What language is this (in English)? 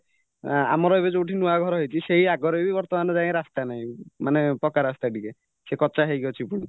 Odia